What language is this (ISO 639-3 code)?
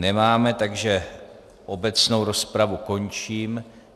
ces